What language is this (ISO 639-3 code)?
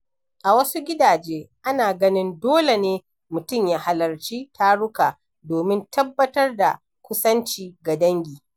hau